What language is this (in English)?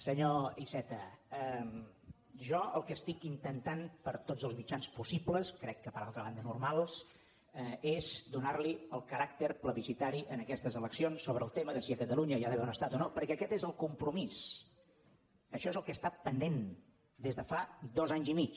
Catalan